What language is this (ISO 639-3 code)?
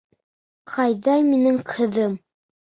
bak